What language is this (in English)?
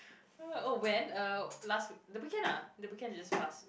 English